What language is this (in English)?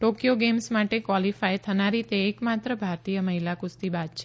Gujarati